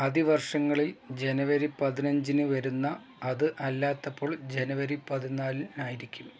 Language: Malayalam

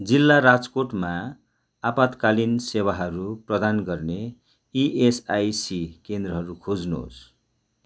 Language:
Nepali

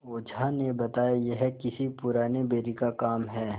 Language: Hindi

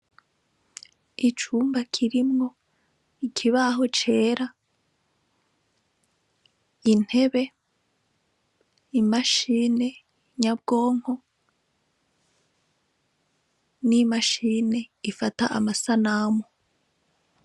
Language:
Rundi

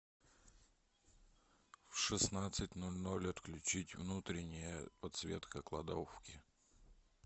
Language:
Russian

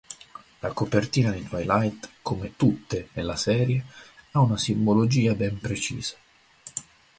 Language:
Italian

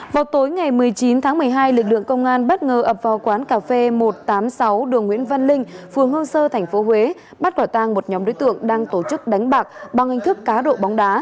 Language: Vietnamese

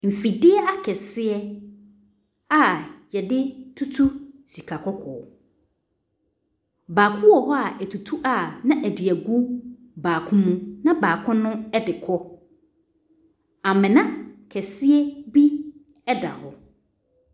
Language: Akan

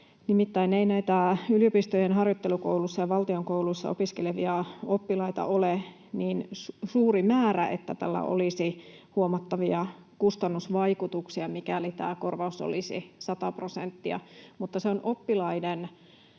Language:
Finnish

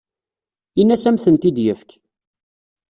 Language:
Kabyle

